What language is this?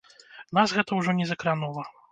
Belarusian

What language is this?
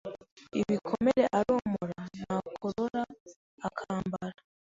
Kinyarwanda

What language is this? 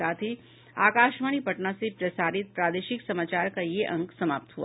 Hindi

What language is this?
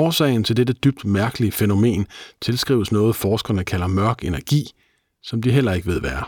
Danish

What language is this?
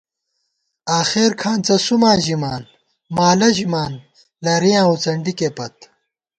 Gawar-Bati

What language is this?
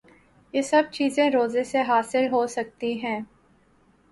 Urdu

